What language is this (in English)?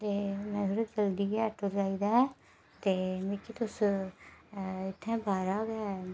Dogri